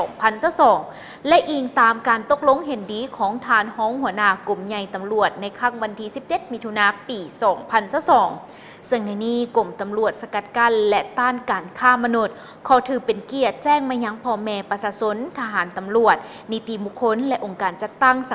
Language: Thai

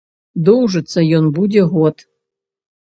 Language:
Belarusian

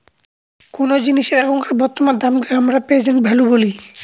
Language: Bangla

